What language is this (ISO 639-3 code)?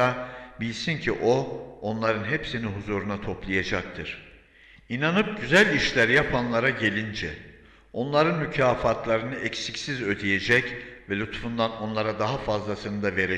tur